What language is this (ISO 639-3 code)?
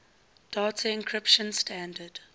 eng